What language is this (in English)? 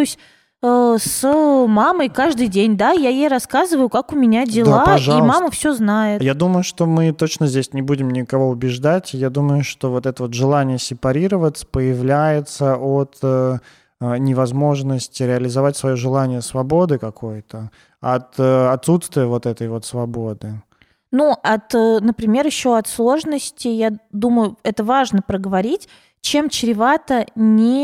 Russian